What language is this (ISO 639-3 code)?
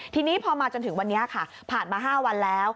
tha